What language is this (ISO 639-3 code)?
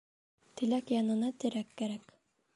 bak